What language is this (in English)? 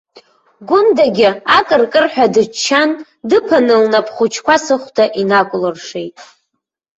Abkhazian